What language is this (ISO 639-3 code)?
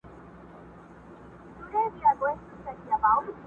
pus